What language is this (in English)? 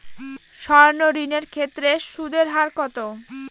Bangla